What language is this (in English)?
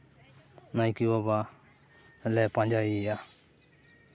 Santali